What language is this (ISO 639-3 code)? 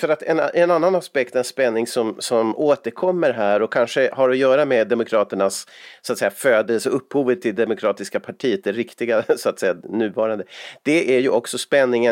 swe